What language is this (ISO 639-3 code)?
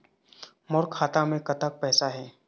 hne